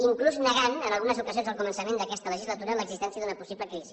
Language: Catalan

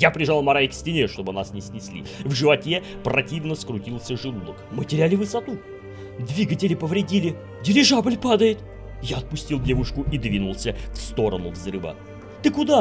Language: Russian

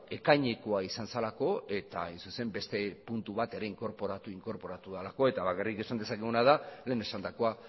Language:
Basque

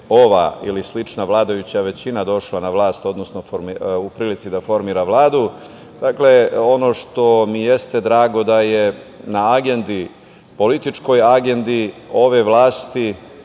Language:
Serbian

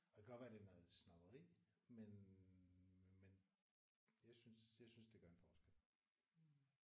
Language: Danish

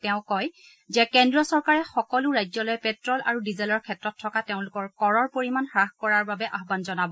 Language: Assamese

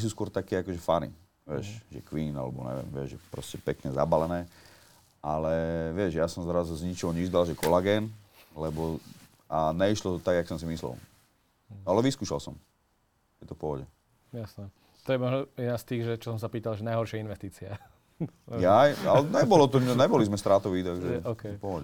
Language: Slovak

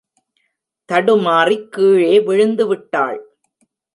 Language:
Tamil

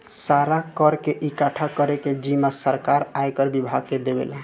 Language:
Bhojpuri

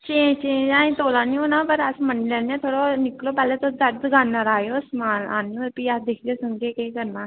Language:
Dogri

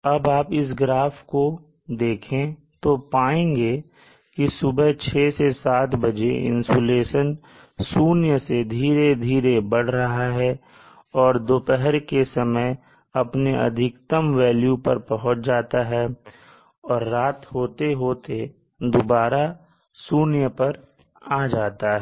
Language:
Hindi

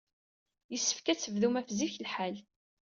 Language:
Kabyle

